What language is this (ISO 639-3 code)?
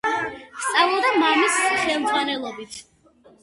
kat